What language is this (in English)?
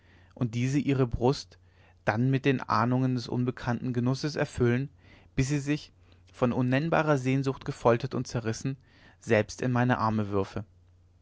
German